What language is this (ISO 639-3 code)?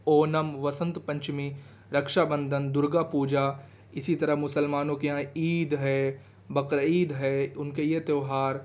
urd